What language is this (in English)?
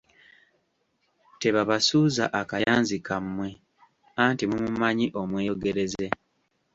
Ganda